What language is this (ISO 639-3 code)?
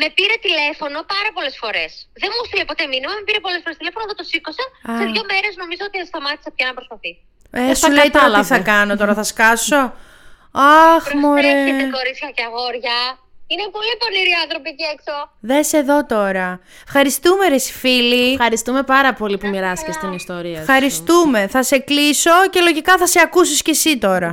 ell